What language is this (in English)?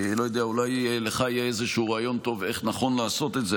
Hebrew